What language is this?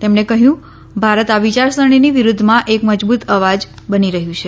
Gujarati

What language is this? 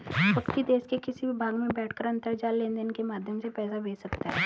Hindi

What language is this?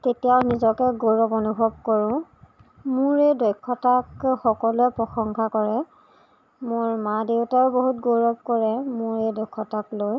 Assamese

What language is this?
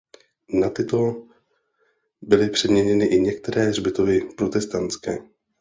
Czech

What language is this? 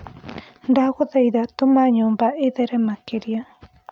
Kikuyu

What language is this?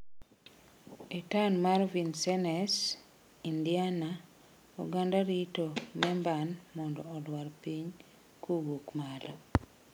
Luo (Kenya and Tanzania)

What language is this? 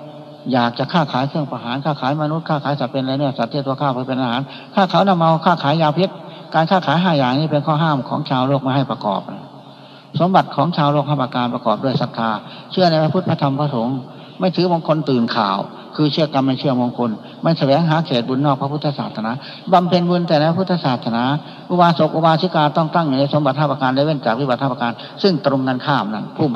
Thai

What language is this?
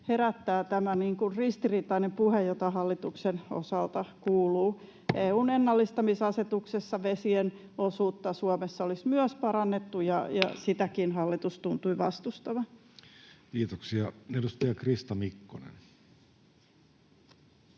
Finnish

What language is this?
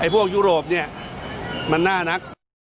Thai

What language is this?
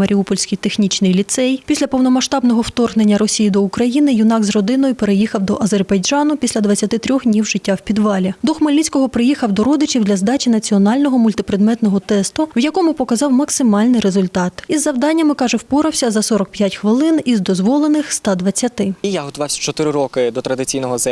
Ukrainian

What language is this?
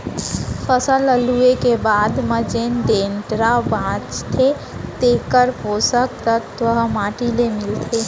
Chhattisgarhi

